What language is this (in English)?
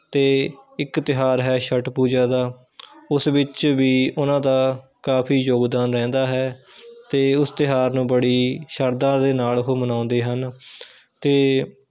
Punjabi